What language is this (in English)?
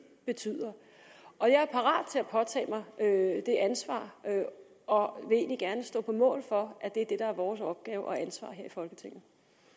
Danish